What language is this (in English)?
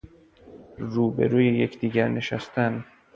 Persian